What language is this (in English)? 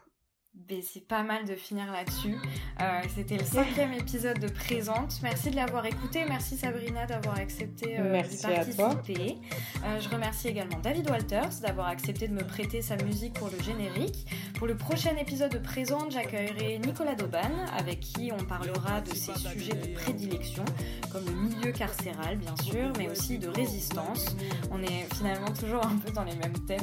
French